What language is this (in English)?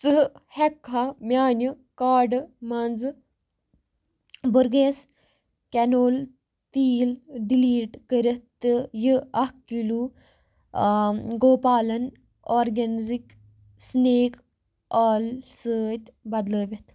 Kashmiri